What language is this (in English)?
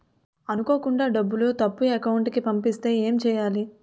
Telugu